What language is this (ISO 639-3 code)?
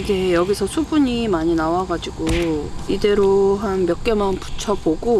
kor